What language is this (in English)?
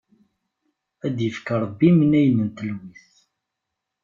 Kabyle